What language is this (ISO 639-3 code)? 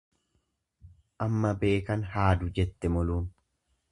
orm